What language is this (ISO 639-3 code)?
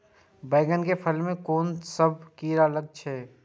mai